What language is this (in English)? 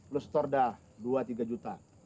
Indonesian